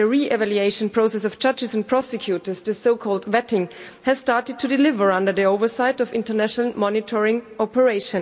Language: English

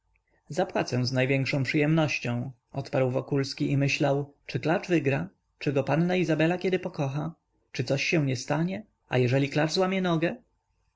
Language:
Polish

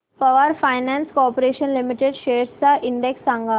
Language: Marathi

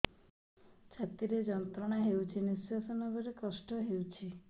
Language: Odia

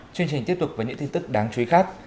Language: Vietnamese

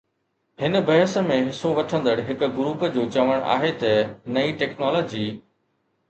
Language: Sindhi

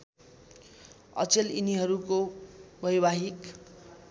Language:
Nepali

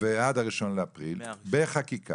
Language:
Hebrew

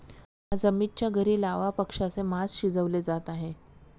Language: Marathi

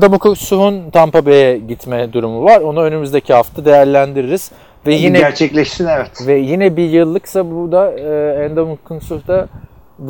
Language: Turkish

